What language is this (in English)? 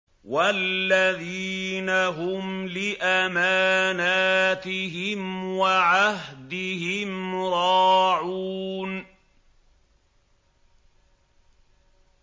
Arabic